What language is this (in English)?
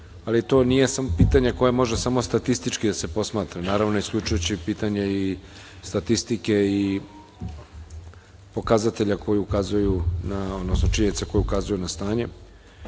Serbian